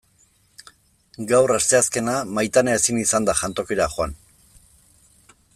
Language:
Basque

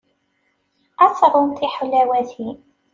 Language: Kabyle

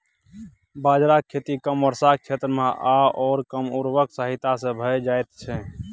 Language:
Maithili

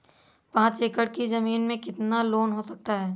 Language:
Hindi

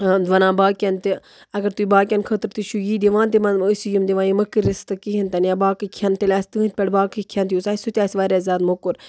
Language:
Kashmiri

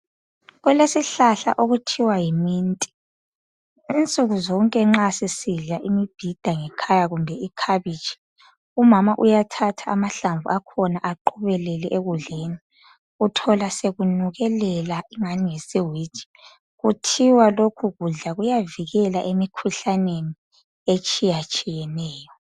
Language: North Ndebele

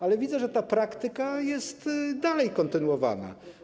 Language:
Polish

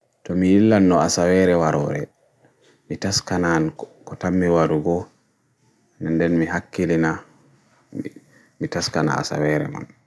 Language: Bagirmi Fulfulde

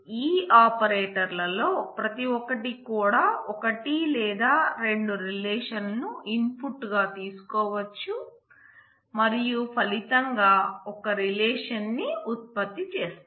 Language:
Telugu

